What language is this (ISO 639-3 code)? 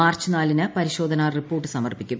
mal